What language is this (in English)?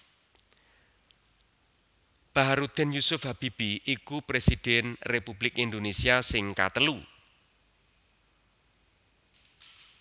Javanese